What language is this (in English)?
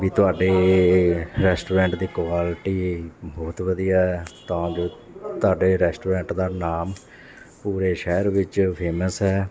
Punjabi